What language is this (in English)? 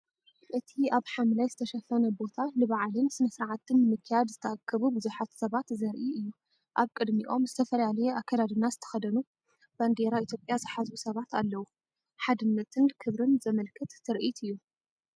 Tigrinya